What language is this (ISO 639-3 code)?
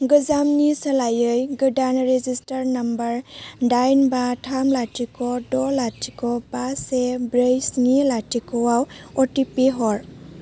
brx